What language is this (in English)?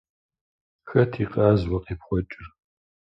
Kabardian